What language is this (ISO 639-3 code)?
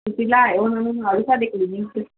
pan